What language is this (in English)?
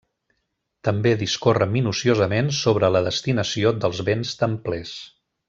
Catalan